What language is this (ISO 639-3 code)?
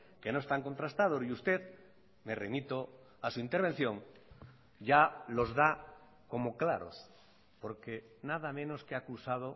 spa